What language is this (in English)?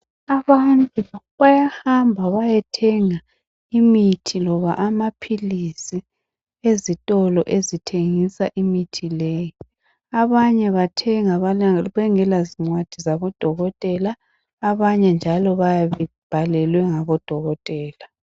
North Ndebele